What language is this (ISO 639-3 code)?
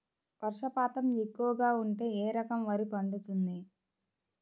tel